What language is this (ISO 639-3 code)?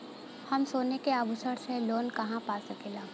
bho